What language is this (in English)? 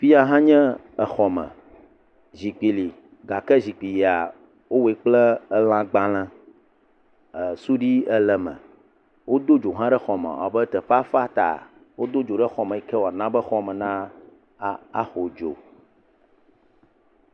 Ewe